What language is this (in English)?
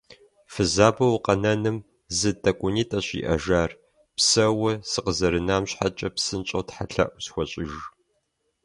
Kabardian